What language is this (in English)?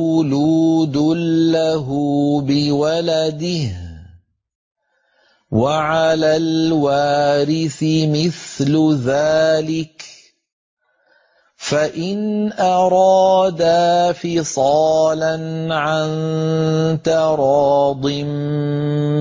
Arabic